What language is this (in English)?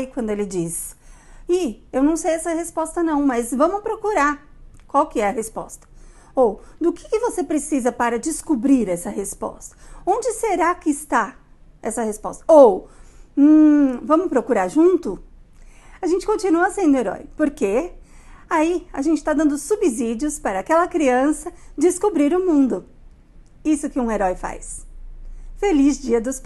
Portuguese